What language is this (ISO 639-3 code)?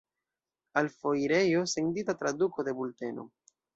epo